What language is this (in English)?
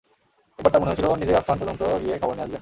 Bangla